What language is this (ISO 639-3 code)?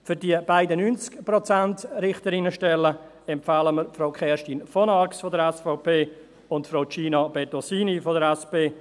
gsw